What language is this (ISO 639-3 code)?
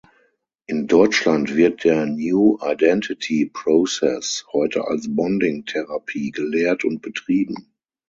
deu